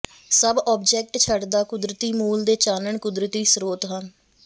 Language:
Punjabi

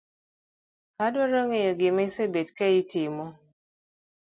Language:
Luo (Kenya and Tanzania)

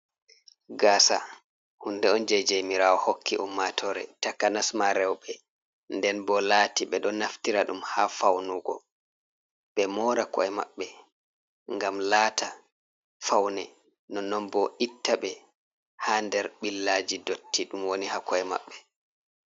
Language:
Fula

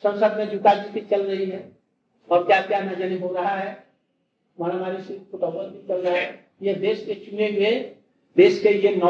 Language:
Hindi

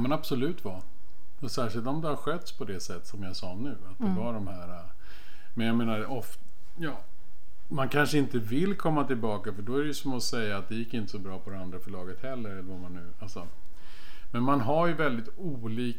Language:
Swedish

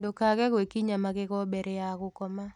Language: Kikuyu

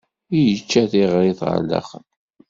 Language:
Kabyle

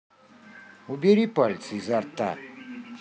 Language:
Russian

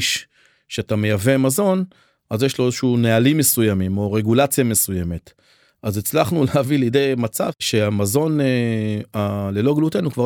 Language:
Hebrew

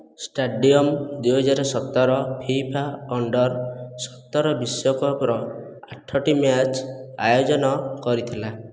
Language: Odia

